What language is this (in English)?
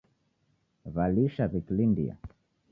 Taita